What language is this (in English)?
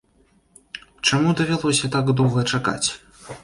Belarusian